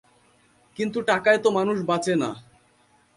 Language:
Bangla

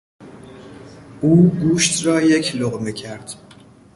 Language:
Persian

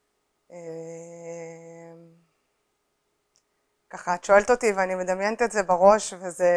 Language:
Hebrew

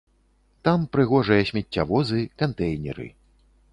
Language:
Belarusian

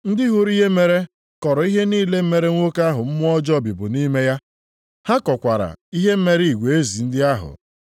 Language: Igbo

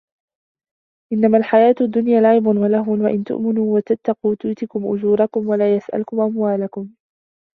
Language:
Arabic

